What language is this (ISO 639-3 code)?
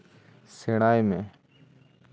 sat